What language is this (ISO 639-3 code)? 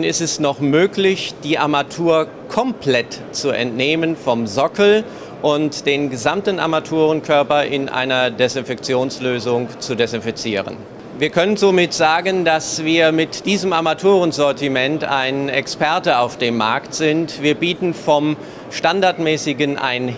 deu